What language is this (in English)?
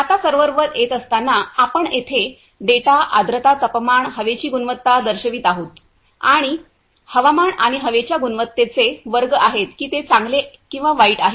Marathi